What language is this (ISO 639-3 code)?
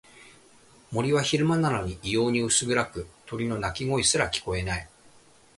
jpn